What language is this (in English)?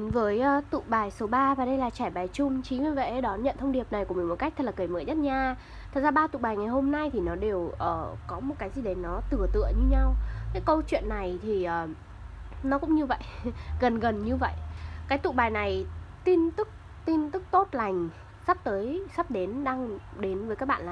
Vietnamese